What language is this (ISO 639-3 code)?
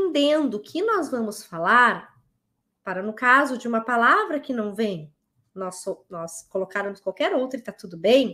por